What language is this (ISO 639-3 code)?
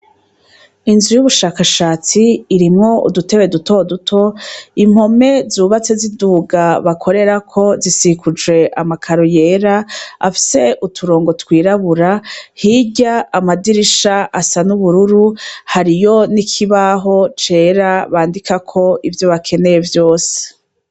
run